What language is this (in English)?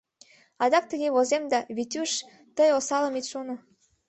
Mari